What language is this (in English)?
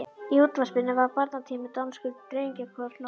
Icelandic